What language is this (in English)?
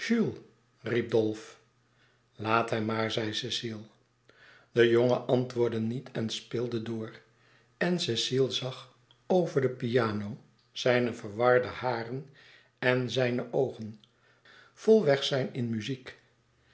Dutch